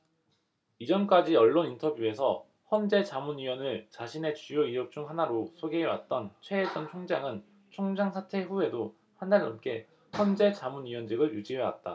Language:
Korean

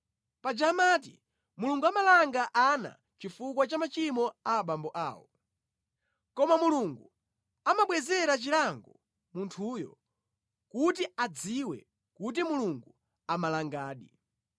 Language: Nyanja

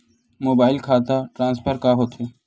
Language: Chhattisgarhi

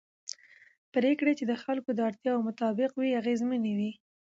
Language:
Pashto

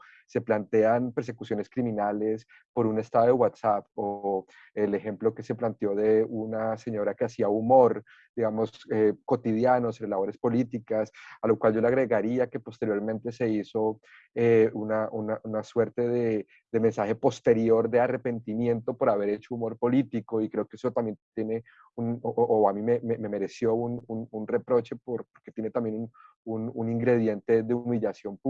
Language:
Spanish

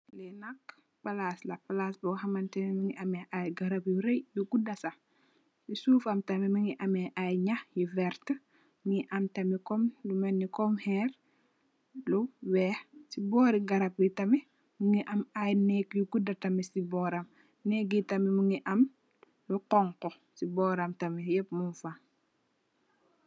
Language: Wolof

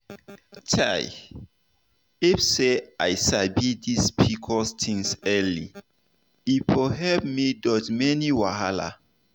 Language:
Nigerian Pidgin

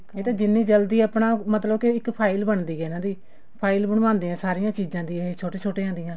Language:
Punjabi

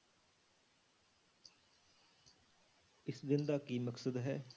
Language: Punjabi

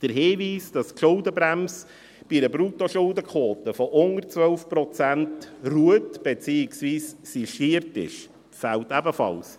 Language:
Swiss German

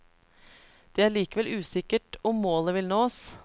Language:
Norwegian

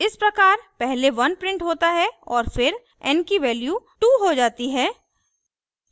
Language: Hindi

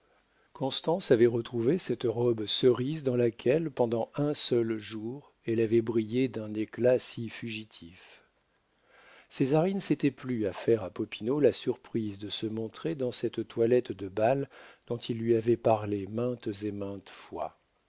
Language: French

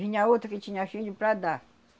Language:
Portuguese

